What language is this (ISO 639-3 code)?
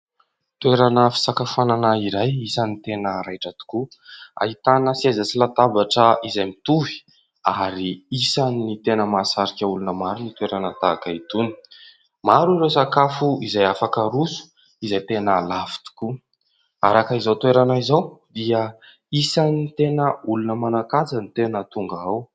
mlg